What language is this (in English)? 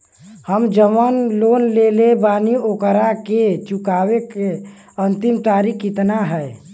Bhojpuri